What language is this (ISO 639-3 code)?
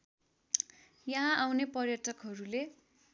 nep